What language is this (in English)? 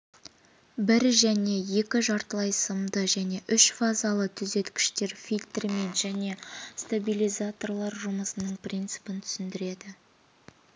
Kazakh